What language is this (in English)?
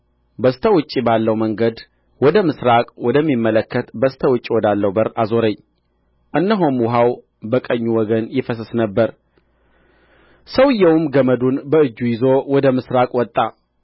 Amharic